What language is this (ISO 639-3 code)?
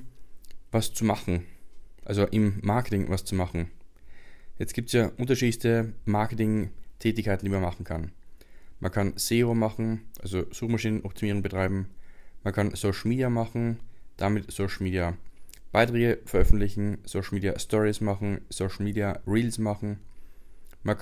deu